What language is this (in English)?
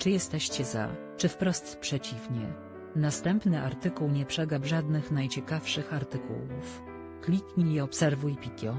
Polish